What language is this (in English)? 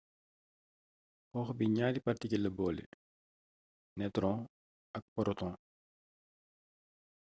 Wolof